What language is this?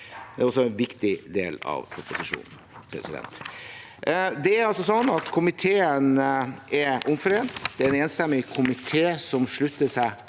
Norwegian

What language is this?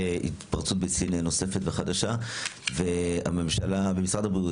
Hebrew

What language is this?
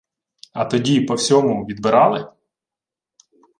Ukrainian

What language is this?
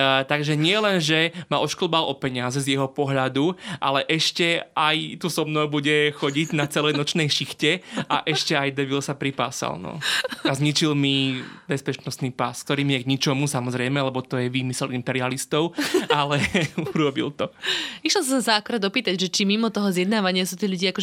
Slovak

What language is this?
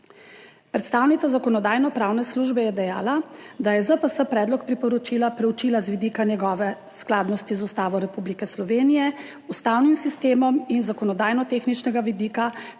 Slovenian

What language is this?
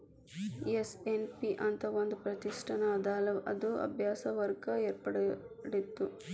Kannada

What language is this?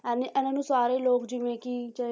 Punjabi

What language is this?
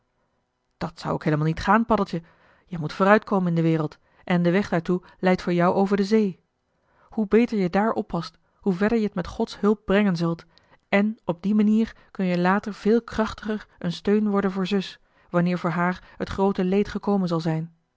Dutch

